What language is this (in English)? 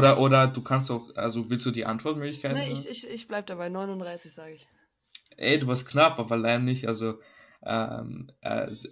German